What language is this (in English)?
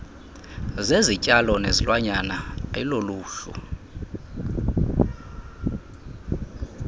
Xhosa